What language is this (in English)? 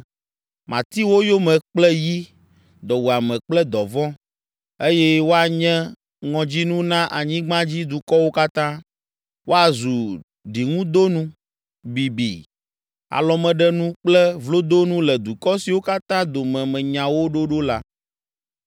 Ewe